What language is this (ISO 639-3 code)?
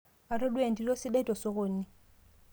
mas